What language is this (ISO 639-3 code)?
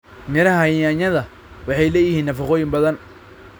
som